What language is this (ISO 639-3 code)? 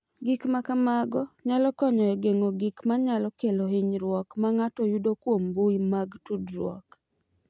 luo